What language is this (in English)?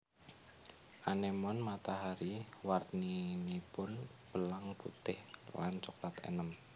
Javanese